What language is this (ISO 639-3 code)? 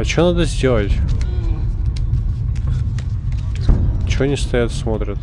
rus